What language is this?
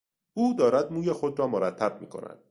Persian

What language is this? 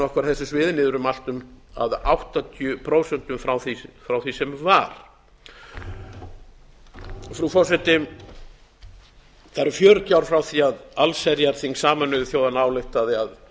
Icelandic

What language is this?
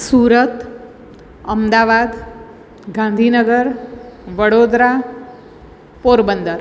Gujarati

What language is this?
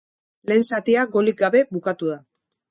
Basque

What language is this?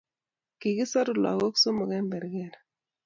Kalenjin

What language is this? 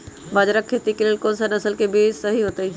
Magahi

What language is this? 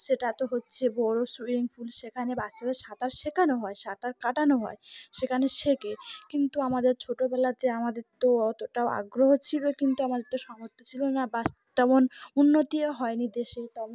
Bangla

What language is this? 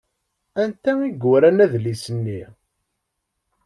Kabyle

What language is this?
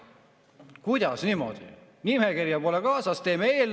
Estonian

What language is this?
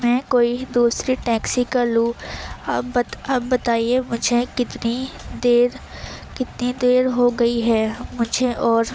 Urdu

